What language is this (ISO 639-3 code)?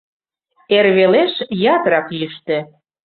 chm